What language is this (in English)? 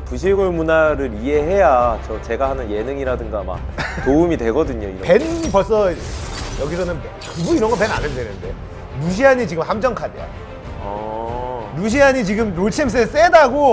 Korean